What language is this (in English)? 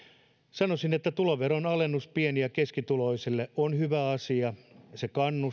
Finnish